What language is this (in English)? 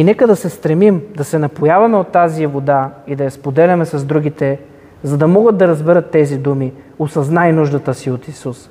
Bulgarian